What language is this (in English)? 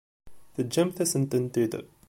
Kabyle